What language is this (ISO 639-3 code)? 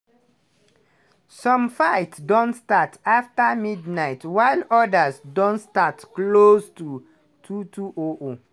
pcm